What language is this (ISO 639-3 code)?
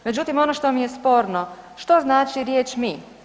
hrv